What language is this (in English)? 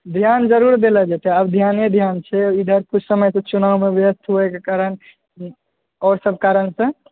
Maithili